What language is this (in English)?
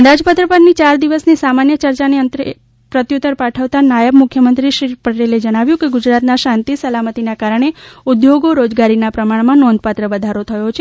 Gujarati